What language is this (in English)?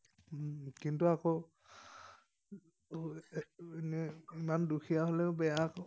Assamese